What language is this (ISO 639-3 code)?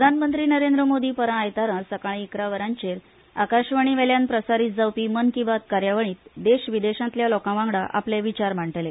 kok